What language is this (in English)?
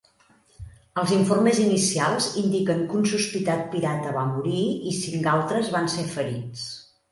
Catalan